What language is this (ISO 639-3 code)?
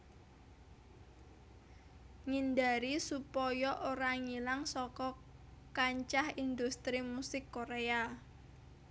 jav